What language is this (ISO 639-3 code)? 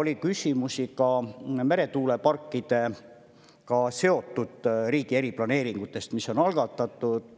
est